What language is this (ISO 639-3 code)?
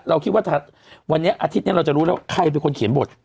tha